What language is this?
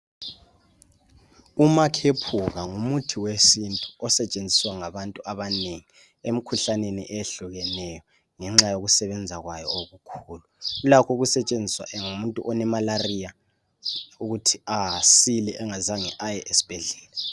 North Ndebele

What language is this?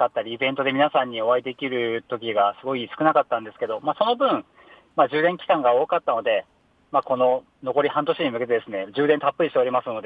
Japanese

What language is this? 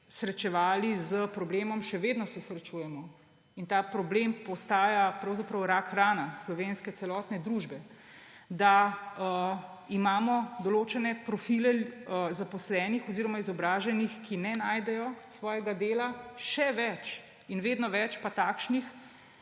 Slovenian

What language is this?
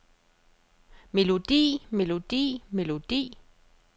Danish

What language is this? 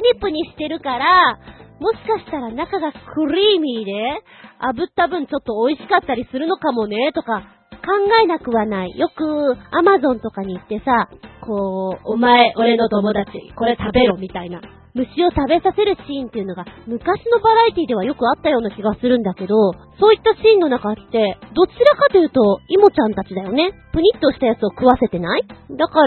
Japanese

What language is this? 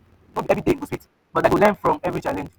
Nigerian Pidgin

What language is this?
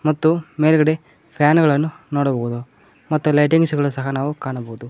Kannada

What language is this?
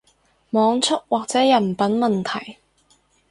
Cantonese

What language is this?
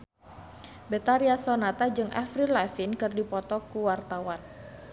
Sundanese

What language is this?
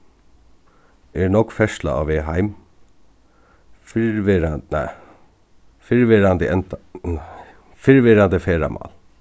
Faroese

